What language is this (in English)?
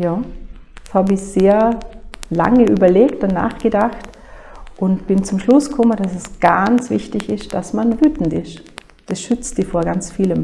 German